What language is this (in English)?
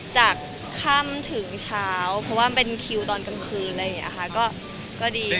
Thai